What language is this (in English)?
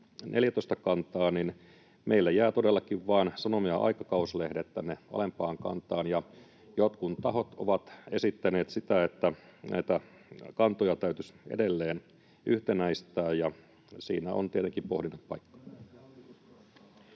Finnish